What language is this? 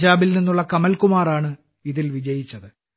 Malayalam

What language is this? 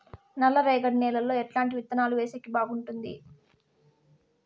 Telugu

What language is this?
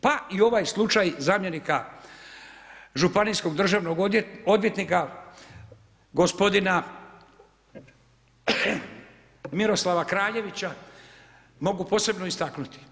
Croatian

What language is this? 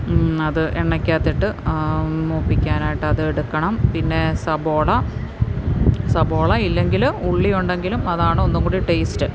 Malayalam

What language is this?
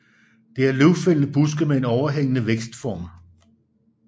Danish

